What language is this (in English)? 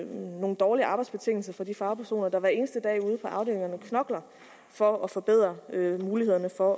Danish